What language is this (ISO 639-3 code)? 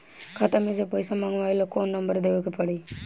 bho